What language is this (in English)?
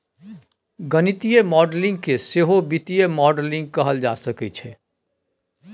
Maithili